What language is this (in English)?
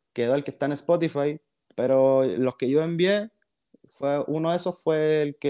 Spanish